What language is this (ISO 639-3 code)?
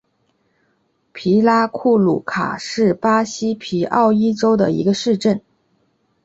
zho